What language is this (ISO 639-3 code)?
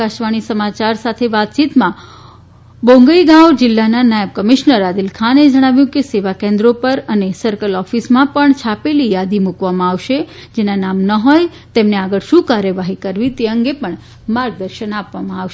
guj